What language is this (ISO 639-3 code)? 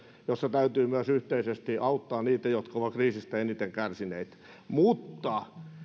fin